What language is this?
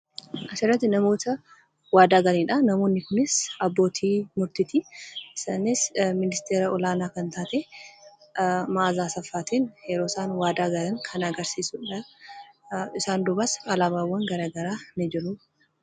Oromo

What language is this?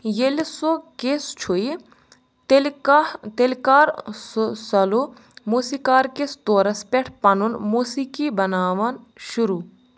Kashmiri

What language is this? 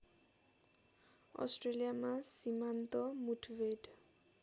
Nepali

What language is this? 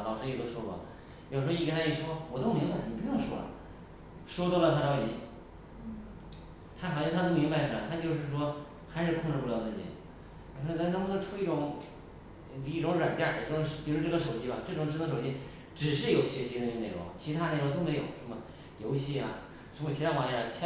Chinese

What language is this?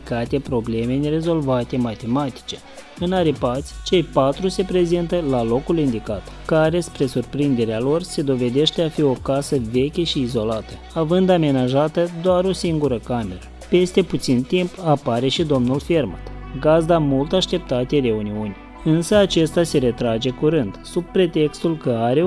Romanian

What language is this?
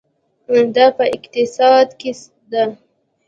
Pashto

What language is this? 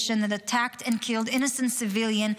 Hebrew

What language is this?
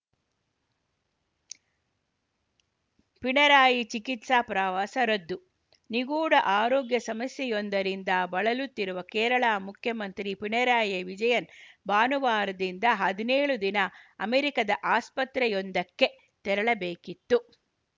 Kannada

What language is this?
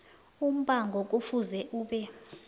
South Ndebele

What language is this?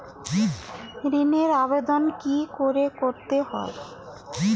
Bangla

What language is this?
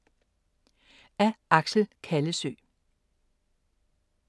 Danish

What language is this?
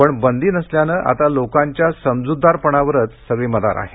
Marathi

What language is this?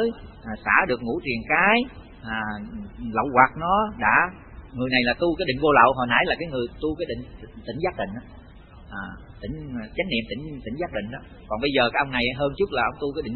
Vietnamese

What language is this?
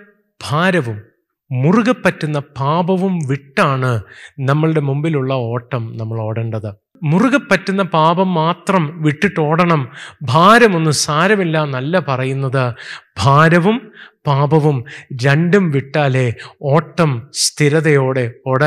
Malayalam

